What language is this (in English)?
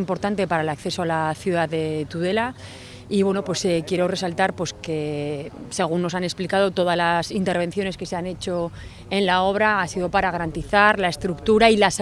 Spanish